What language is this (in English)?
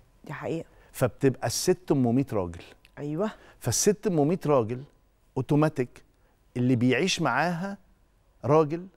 Arabic